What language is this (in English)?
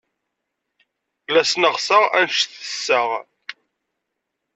Kabyle